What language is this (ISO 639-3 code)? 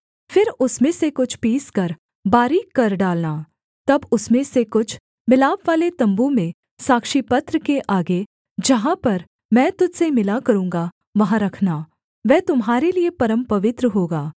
hin